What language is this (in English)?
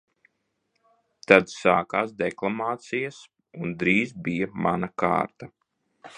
Latvian